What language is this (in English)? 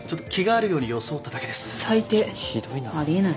Japanese